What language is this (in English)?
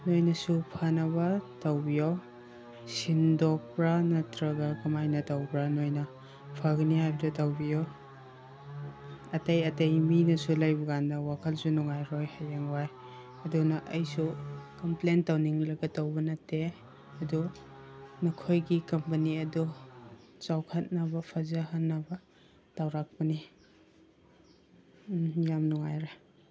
Manipuri